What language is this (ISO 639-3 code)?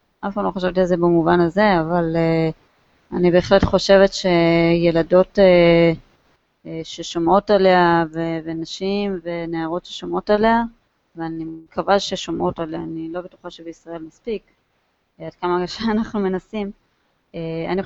heb